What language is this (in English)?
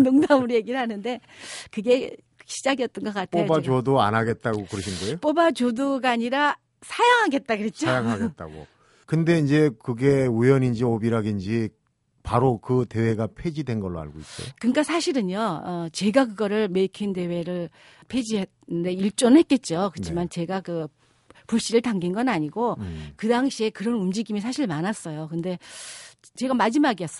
Korean